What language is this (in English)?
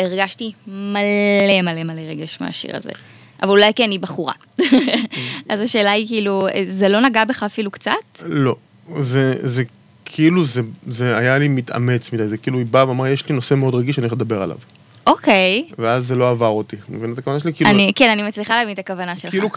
Hebrew